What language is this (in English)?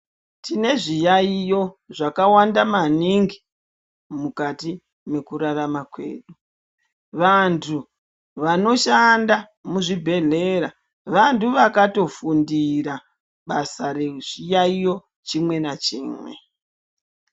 Ndau